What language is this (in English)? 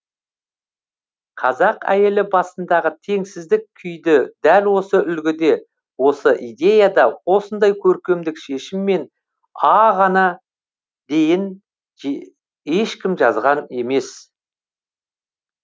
Kazakh